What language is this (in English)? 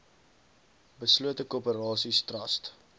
Afrikaans